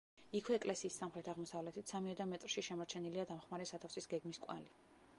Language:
Georgian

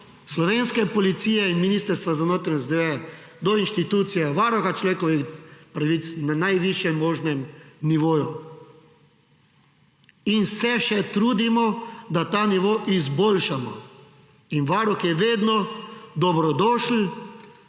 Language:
Slovenian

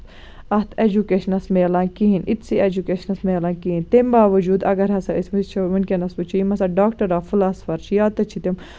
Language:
Kashmiri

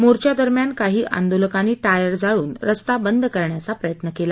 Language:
Marathi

